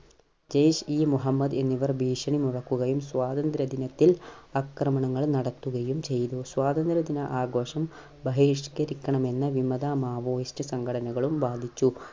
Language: Malayalam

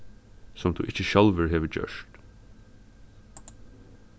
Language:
Faroese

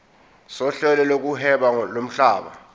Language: Zulu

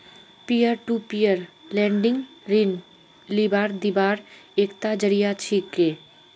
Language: Magahi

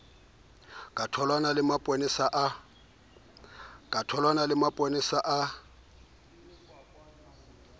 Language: Southern Sotho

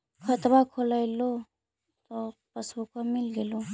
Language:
Magahi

